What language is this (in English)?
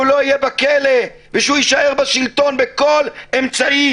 Hebrew